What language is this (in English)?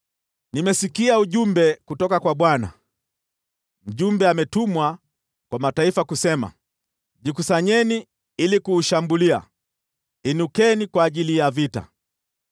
Swahili